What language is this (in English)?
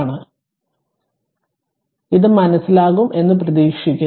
Malayalam